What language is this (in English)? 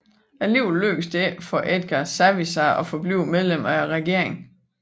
Danish